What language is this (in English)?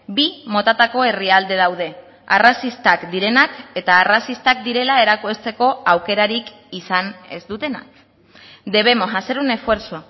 Basque